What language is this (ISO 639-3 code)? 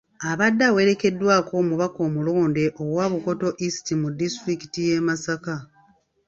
lug